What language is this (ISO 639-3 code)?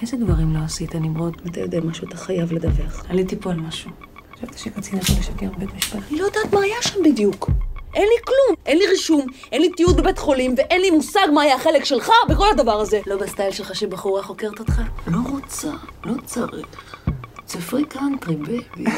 heb